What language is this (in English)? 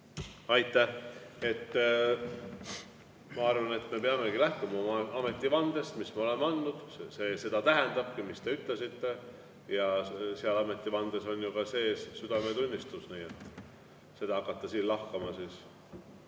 Estonian